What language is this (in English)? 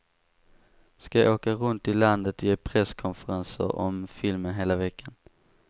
Swedish